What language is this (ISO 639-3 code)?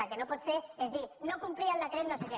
cat